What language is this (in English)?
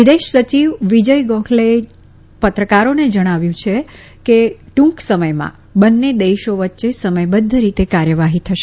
Gujarati